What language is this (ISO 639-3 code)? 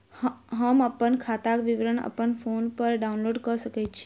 mai